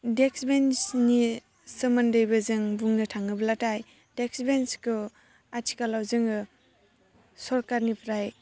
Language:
Bodo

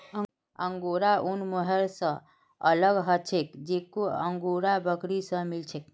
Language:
Magahi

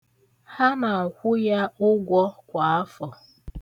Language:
Igbo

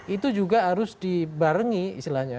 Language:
Indonesian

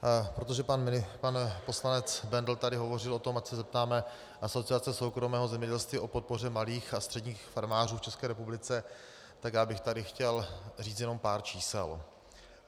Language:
Czech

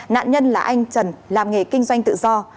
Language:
Vietnamese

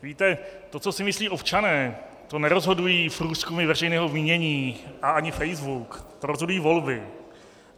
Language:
Czech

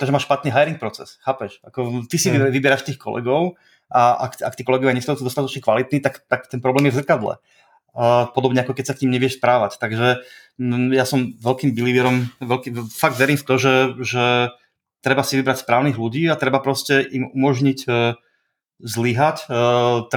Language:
Czech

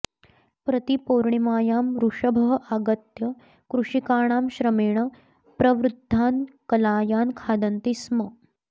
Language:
Sanskrit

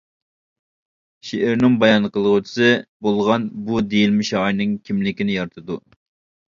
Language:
Uyghur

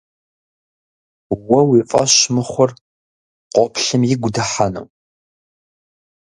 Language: Kabardian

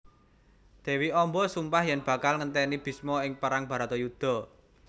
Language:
Javanese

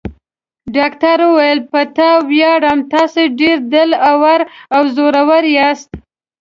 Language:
Pashto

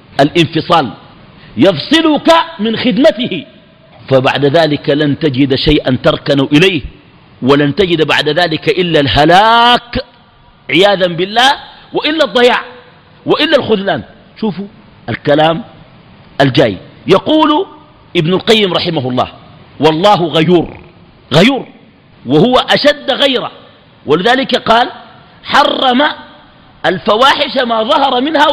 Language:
Arabic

